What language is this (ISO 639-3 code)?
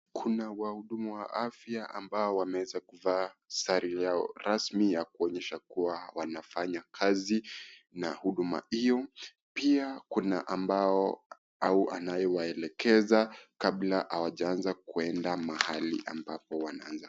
swa